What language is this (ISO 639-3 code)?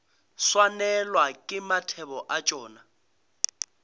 nso